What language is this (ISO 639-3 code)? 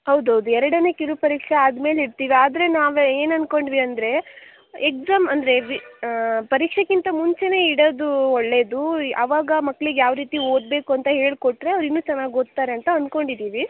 kan